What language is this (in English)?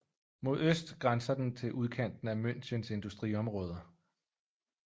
Danish